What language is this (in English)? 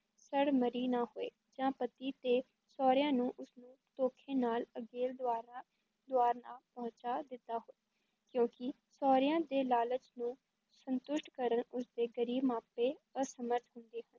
Punjabi